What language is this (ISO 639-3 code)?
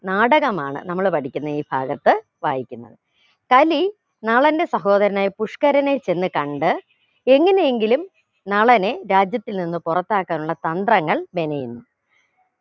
mal